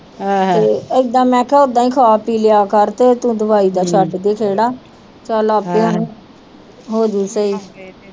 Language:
Punjabi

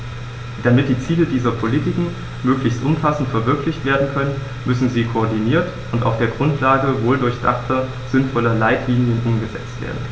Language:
German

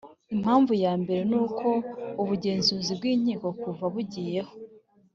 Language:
Kinyarwanda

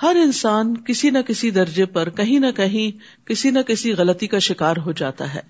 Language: Urdu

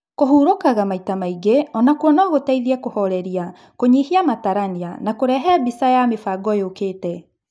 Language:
Kikuyu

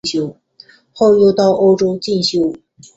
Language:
Chinese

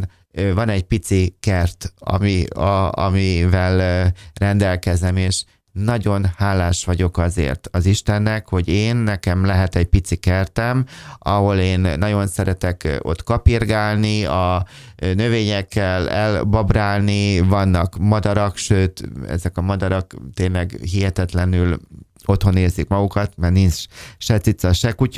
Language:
Hungarian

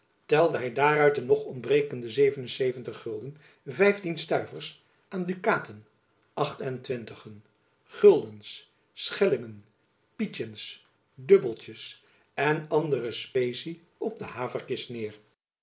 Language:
Dutch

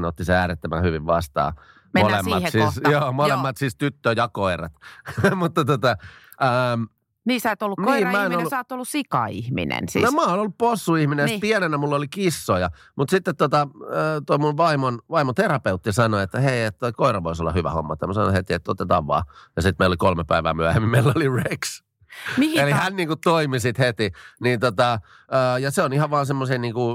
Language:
Finnish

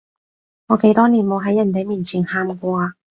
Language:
Cantonese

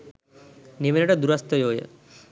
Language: Sinhala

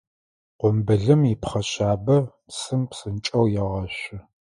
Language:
Adyghe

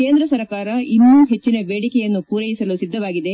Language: Kannada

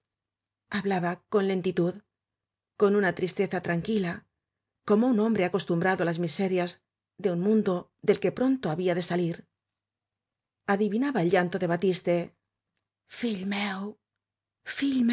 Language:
Spanish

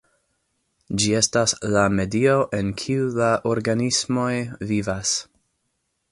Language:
Esperanto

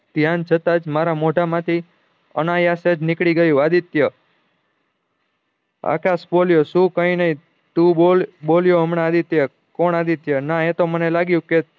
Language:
Gujarati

